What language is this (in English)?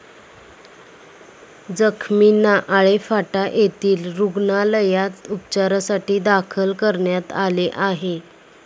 Marathi